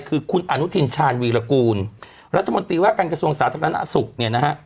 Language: Thai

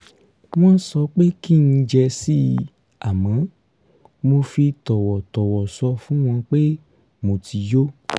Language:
Yoruba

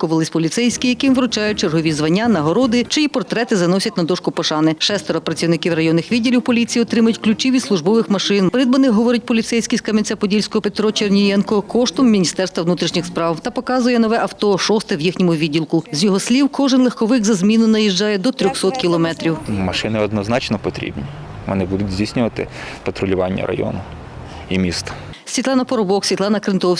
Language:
Ukrainian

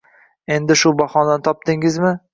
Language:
Uzbek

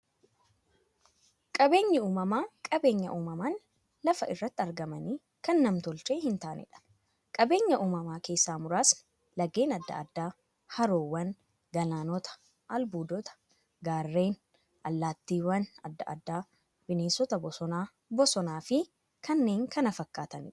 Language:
Oromo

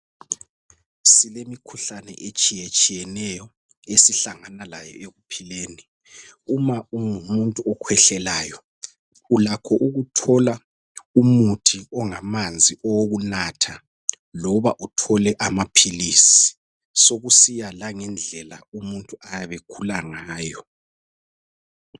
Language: North Ndebele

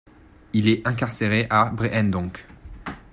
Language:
French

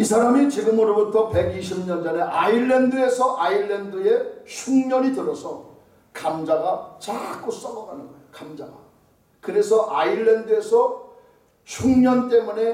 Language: Korean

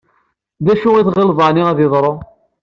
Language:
Kabyle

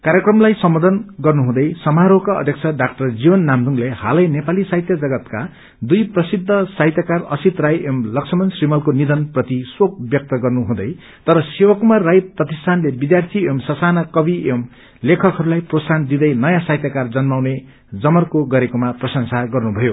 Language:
Nepali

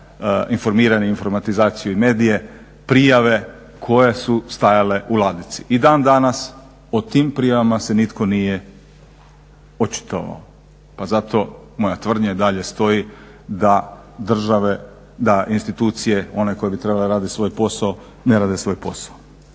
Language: Croatian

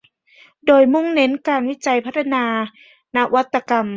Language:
Thai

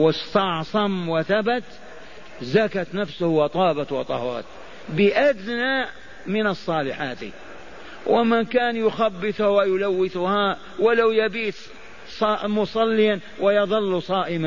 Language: Arabic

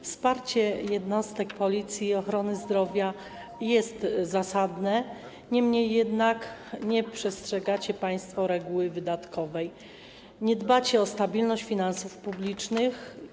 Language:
Polish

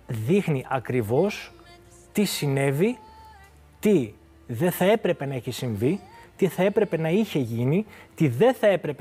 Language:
Greek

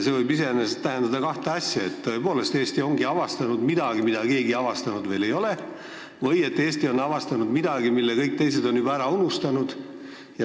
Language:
Estonian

